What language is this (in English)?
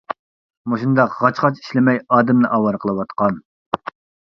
Uyghur